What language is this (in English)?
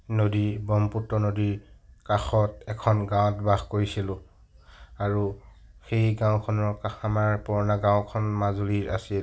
Assamese